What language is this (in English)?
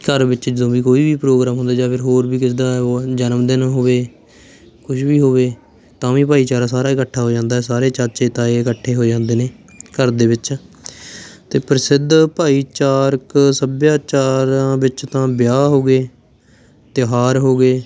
Punjabi